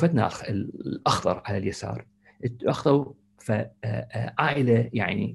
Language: Arabic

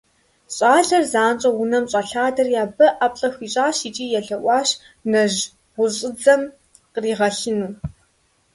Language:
Kabardian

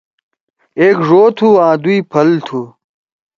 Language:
Torwali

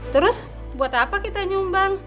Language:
Indonesian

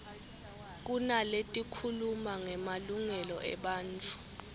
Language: Swati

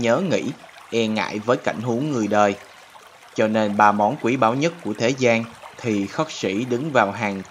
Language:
Vietnamese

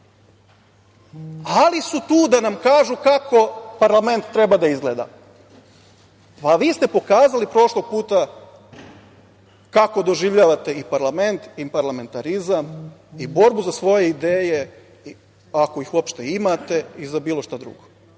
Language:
Serbian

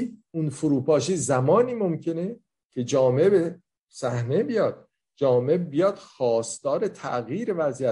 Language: Persian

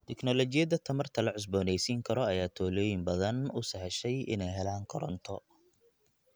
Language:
Somali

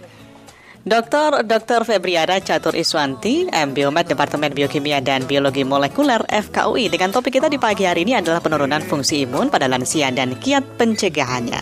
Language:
Indonesian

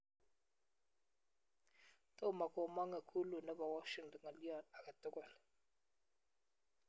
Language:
Kalenjin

